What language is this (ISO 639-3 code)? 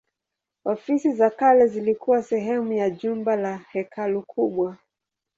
swa